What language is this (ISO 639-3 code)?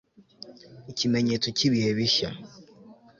kin